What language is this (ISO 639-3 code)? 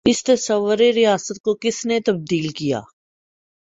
urd